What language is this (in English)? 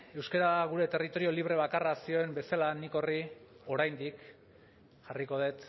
Basque